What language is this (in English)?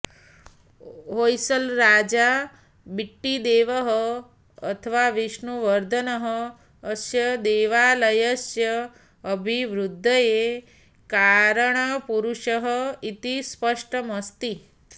Sanskrit